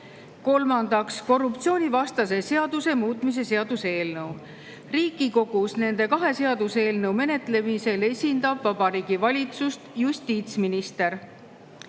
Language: Estonian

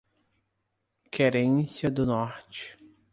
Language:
Portuguese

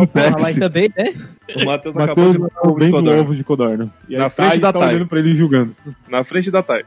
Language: Portuguese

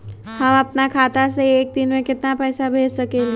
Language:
Magahi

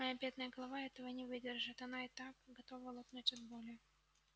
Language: Russian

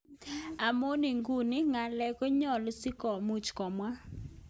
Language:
Kalenjin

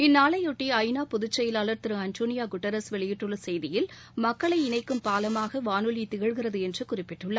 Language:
Tamil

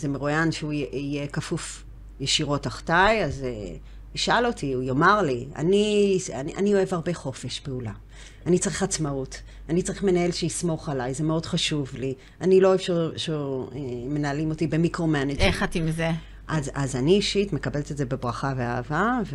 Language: Hebrew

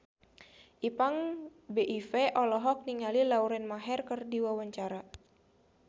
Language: Sundanese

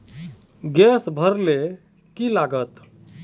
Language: Magahi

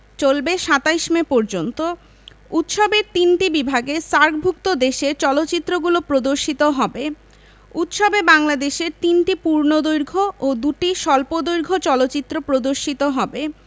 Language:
Bangla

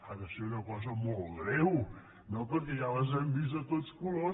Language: Catalan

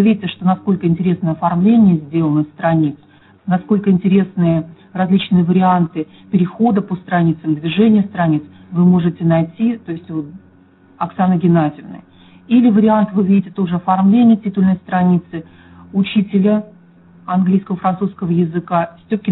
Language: Russian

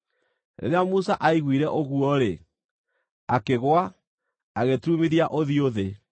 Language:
Kikuyu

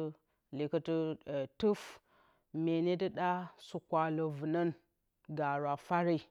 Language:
Bacama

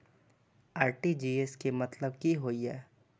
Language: Maithili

